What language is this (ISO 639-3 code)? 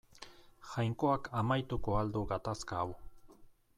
eus